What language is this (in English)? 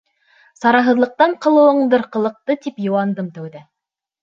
Bashkir